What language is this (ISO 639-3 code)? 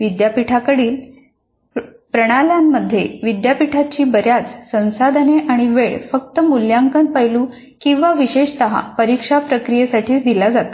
mar